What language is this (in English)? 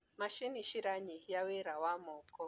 Kikuyu